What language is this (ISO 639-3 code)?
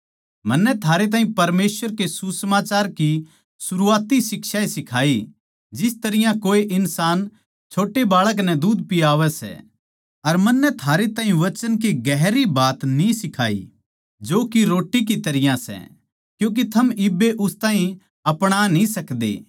bgc